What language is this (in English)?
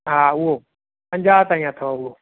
Sindhi